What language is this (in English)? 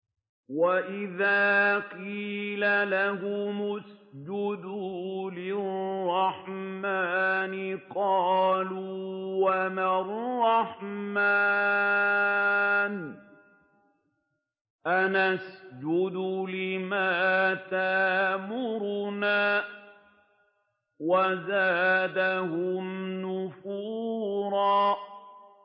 Arabic